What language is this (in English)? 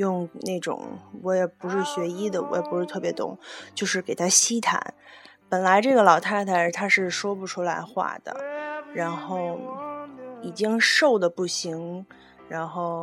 Chinese